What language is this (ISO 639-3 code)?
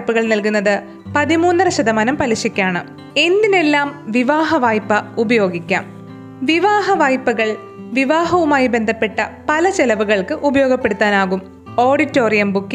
mal